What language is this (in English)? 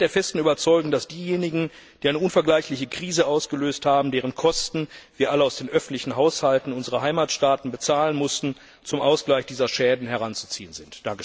German